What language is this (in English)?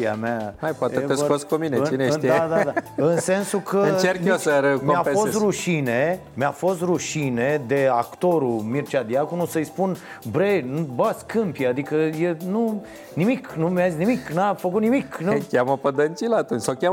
Romanian